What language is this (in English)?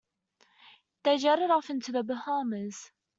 English